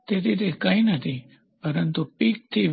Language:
Gujarati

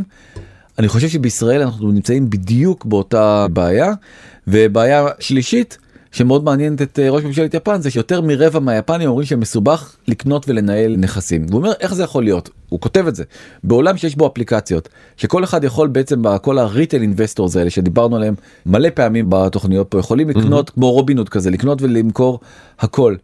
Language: Hebrew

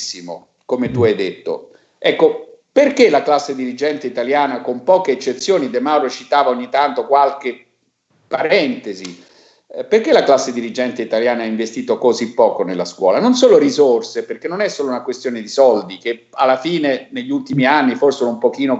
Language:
Italian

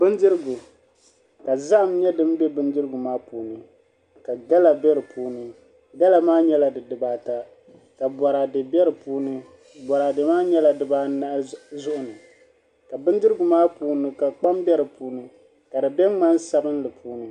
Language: Dagbani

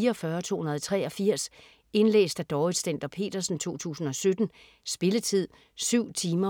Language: Danish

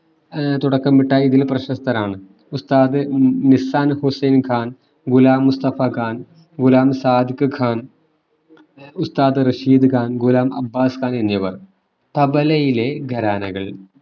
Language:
Malayalam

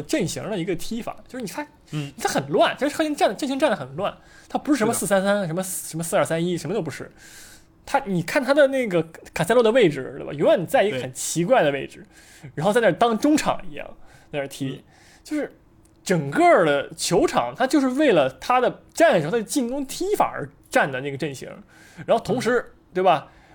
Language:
Chinese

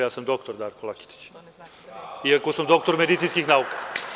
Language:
Serbian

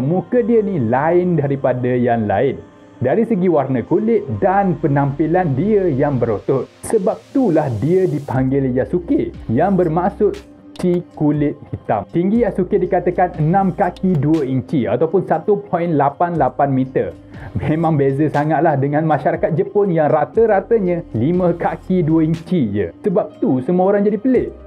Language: Malay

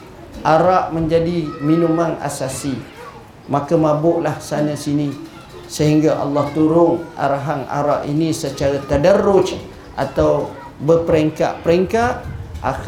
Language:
Malay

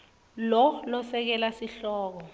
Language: Swati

